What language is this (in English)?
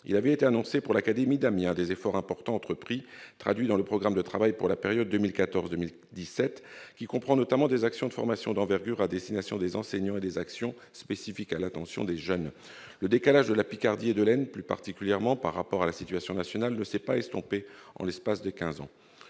French